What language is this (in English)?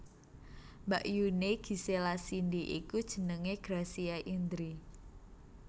Javanese